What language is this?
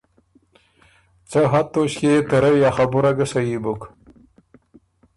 Ormuri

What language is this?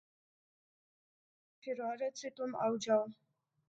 Urdu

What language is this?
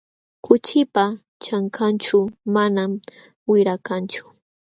Jauja Wanca Quechua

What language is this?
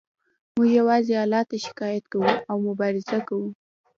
Pashto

